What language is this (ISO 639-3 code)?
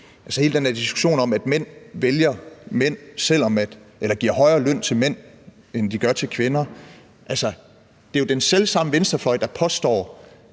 dan